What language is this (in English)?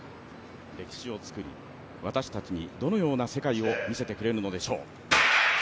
Japanese